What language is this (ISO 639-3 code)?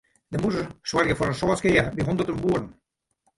fry